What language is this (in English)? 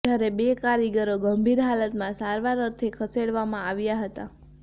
Gujarati